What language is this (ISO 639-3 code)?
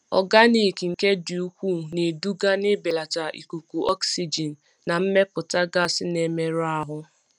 ibo